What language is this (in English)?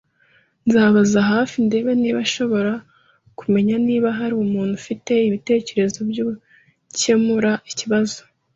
Kinyarwanda